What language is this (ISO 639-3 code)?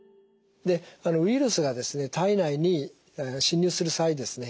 jpn